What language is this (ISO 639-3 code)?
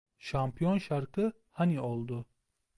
tur